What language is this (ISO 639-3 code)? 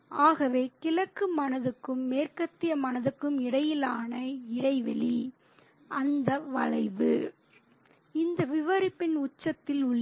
tam